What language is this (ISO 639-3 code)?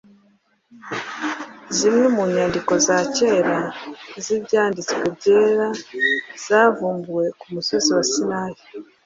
kin